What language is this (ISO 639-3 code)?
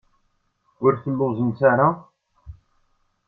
kab